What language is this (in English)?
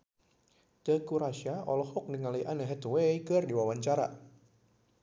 Sundanese